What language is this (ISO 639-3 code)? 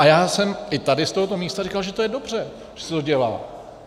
ces